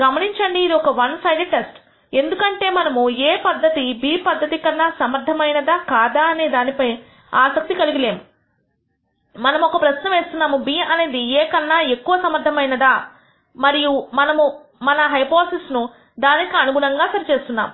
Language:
Telugu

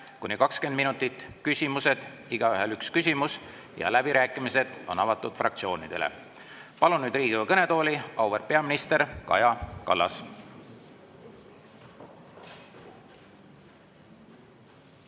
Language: Estonian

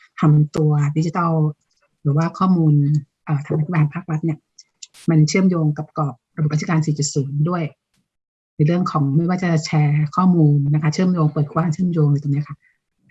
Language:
Thai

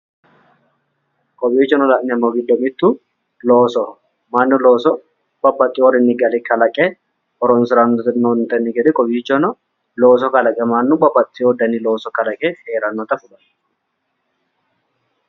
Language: Sidamo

